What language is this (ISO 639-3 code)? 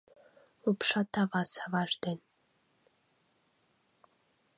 chm